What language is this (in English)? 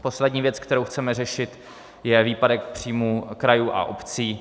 Czech